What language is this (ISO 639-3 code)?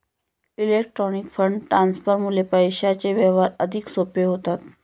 mar